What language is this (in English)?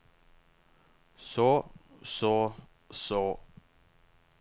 Norwegian